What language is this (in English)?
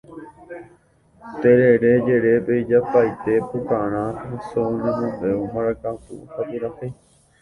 Guarani